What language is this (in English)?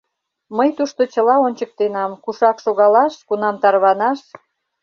Mari